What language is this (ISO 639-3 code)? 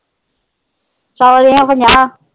pan